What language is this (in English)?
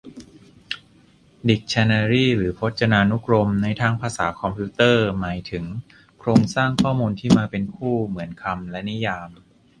Thai